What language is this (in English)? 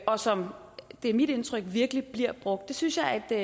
Danish